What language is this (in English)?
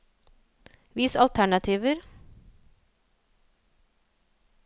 Norwegian